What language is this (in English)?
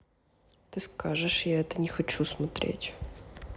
Russian